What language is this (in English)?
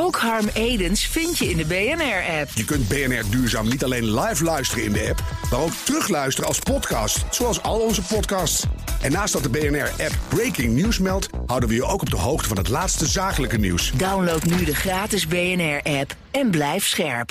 Dutch